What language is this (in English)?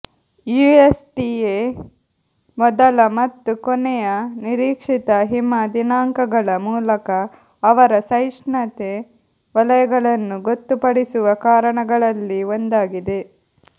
Kannada